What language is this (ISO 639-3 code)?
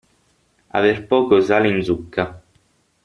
ita